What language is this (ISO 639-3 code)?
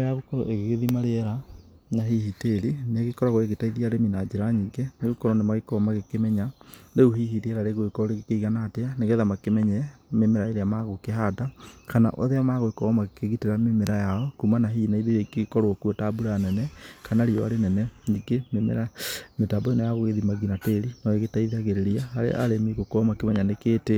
kik